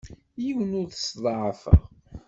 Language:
Kabyle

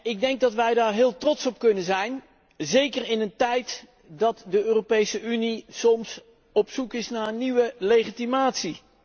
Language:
Dutch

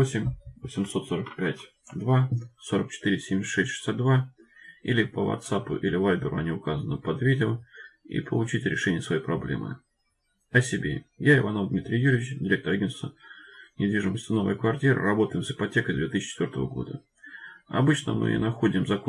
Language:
Russian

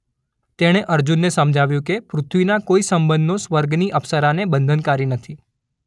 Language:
Gujarati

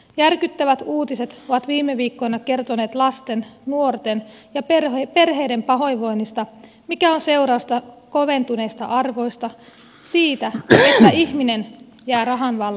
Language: Finnish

